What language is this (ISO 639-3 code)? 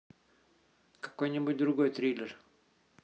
rus